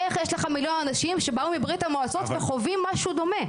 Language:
Hebrew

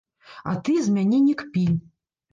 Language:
Belarusian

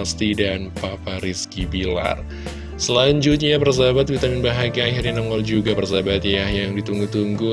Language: Indonesian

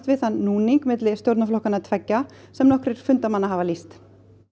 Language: Icelandic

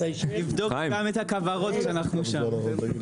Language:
Hebrew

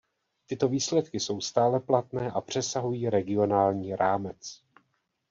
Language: Czech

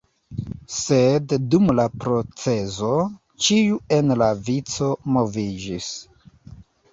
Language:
Esperanto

